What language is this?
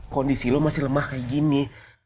Indonesian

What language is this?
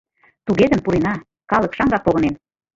Mari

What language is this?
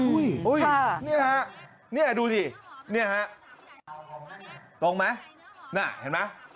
Thai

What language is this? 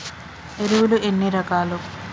Telugu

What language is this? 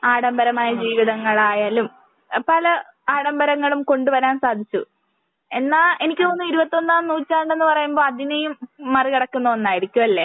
Malayalam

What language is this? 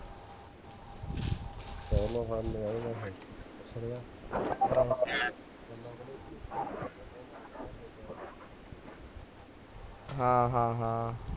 Punjabi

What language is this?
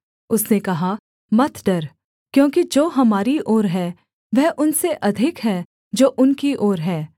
Hindi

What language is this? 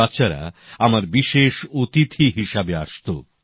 Bangla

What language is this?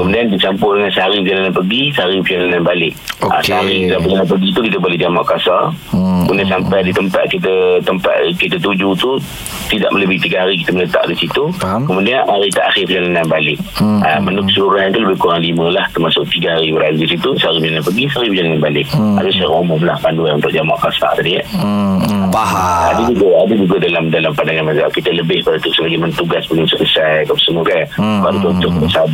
Malay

